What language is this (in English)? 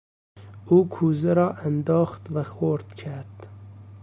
Persian